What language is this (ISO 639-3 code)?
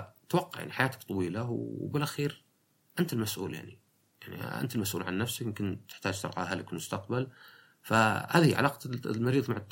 ara